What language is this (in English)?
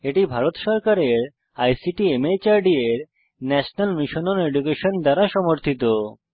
Bangla